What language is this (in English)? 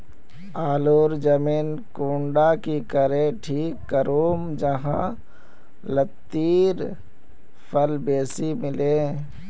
Magahi